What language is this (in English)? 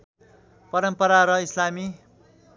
Nepali